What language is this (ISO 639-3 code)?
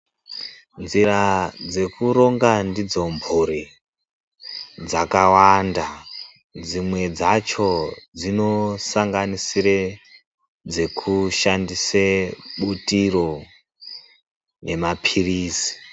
ndc